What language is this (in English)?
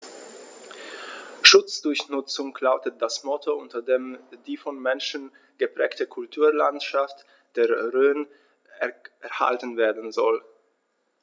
German